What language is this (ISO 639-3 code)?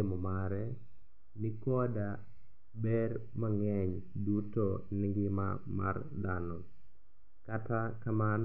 luo